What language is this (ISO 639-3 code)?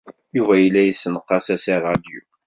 kab